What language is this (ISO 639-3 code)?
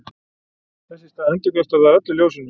isl